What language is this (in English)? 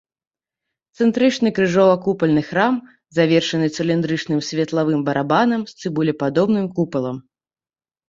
Belarusian